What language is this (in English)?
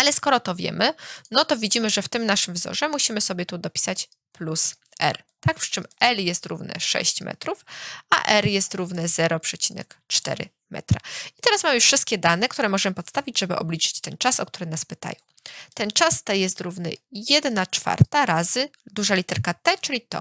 Polish